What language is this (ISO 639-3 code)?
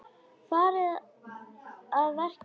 isl